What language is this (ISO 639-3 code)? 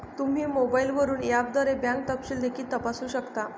mar